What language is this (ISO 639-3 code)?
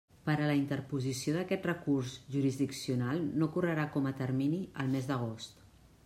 cat